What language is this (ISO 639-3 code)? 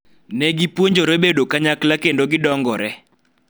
luo